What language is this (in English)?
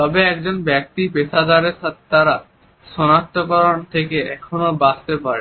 Bangla